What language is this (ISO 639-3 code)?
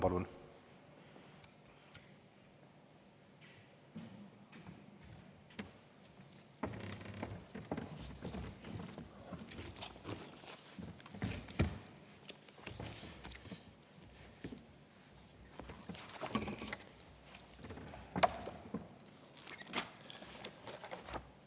est